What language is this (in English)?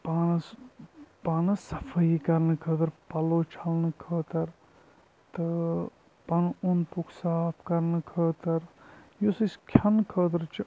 Kashmiri